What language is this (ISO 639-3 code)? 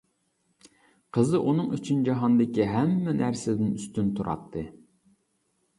uig